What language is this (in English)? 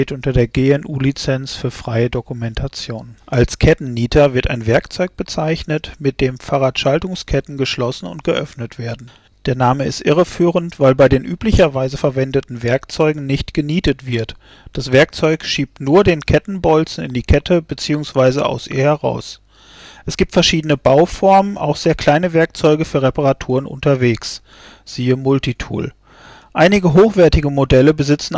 German